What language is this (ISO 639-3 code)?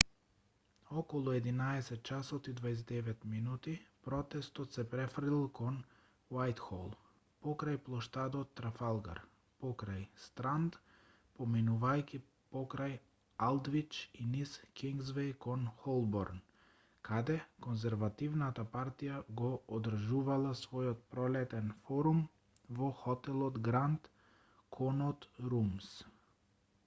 mkd